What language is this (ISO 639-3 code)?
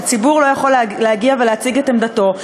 heb